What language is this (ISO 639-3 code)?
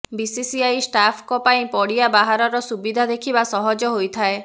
ori